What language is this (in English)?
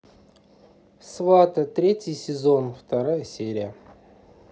Russian